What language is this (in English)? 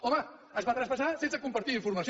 Catalan